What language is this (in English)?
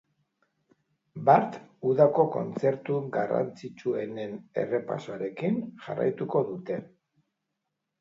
Basque